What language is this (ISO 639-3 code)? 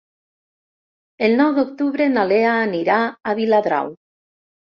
cat